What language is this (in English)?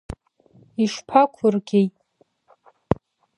Abkhazian